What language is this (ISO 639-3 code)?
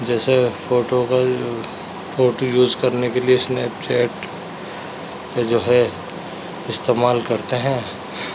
urd